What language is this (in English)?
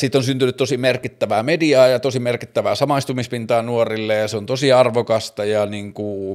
Finnish